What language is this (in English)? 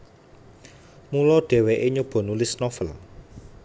Javanese